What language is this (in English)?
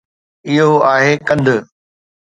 Sindhi